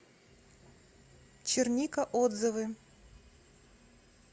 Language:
Russian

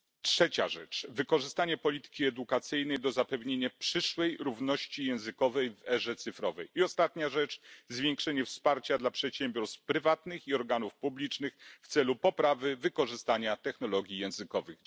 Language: Polish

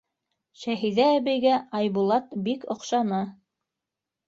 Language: Bashkir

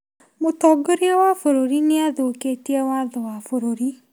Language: Kikuyu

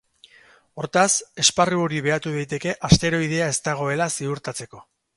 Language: Basque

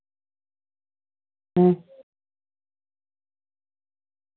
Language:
Santali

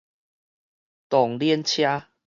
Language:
Min Nan Chinese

